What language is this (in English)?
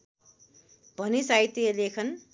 Nepali